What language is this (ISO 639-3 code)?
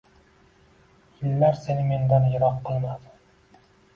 uzb